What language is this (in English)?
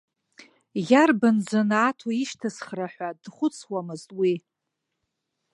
Abkhazian